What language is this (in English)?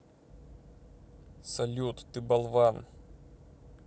Russian